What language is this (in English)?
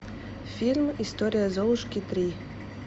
Russian